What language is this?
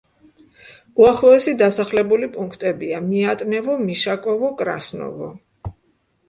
Georgian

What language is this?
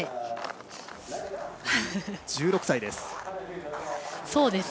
Japanese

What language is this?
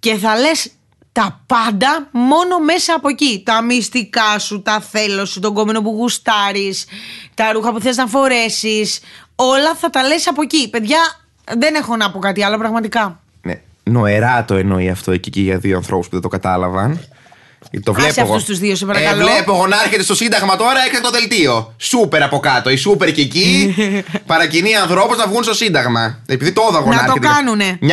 Greek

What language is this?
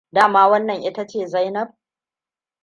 Hausa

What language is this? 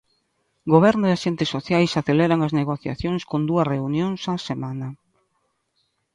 Galician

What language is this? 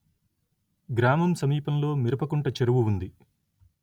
Telugu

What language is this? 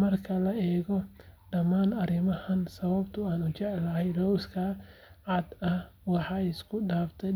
Somali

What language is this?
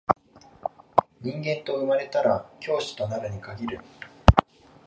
Japanese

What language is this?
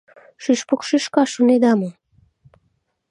Mari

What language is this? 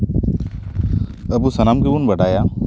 Santali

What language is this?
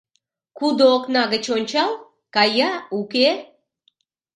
Mari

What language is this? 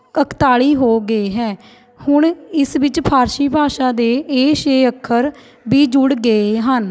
Punjabi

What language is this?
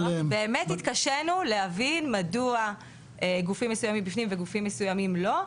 Hebrew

